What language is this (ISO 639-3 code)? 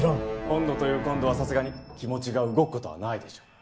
jpn